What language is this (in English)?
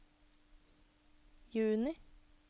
Norwegian